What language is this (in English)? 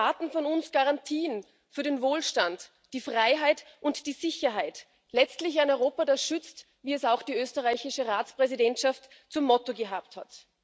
German